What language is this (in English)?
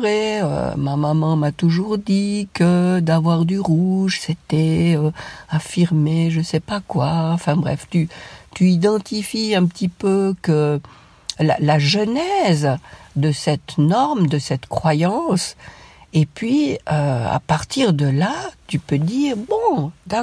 French